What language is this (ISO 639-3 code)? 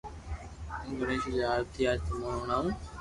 lrk